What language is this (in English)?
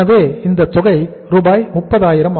Tamil